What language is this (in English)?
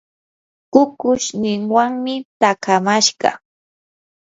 Yanahuanca Pasco Quechua